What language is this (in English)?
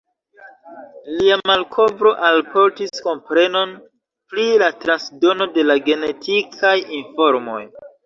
Esperanto